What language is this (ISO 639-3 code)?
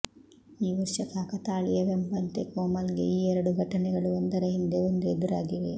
kan